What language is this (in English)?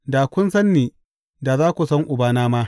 Hausa